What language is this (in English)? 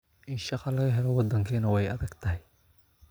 Somali